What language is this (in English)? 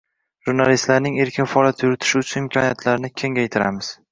Uzbek